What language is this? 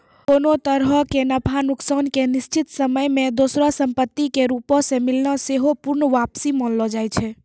Maithili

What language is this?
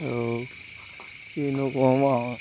Assamese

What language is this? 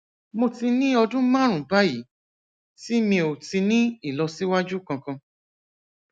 Yoruba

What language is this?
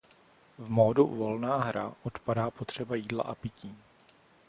Czech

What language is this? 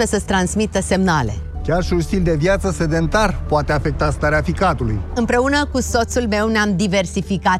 Romanian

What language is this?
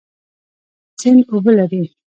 Pashto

